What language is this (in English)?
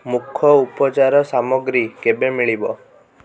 Odia